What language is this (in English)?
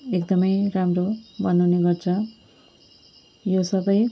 Nepali